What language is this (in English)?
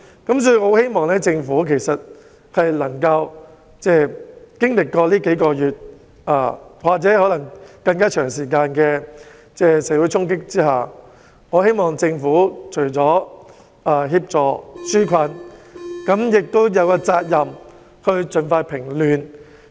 Cantonese